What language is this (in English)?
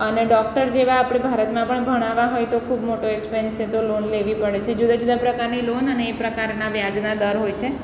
Gujarati